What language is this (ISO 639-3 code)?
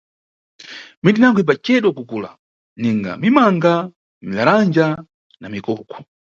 nyu